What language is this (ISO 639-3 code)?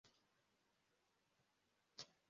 kin